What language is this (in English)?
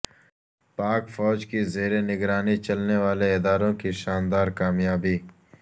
Urdu